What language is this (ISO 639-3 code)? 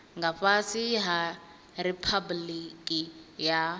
ven